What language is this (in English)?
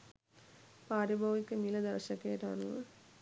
Sinhala